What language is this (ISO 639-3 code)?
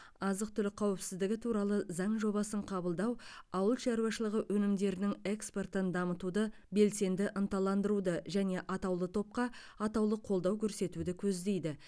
kaz